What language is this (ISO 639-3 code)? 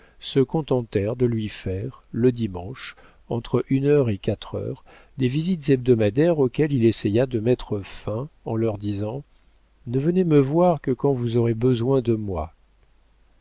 fra